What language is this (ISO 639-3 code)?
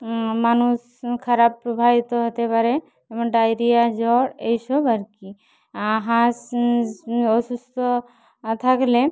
ben